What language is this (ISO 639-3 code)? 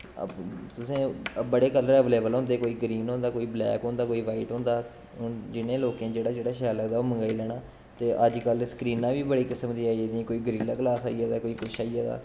doi